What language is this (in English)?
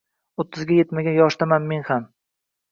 Uzbek